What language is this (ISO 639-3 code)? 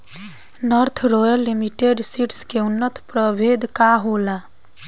bho